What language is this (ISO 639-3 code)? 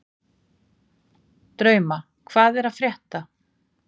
isl